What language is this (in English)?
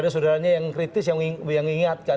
Indonesian